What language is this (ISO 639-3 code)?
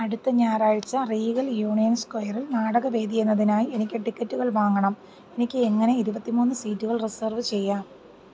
mal